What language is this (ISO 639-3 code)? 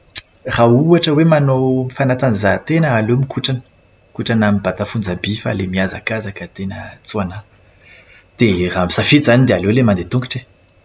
mlg